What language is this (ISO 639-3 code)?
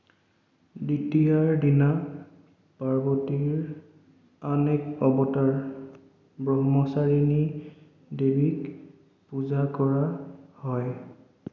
asm